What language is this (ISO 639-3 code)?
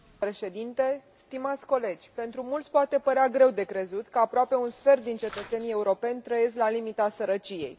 ron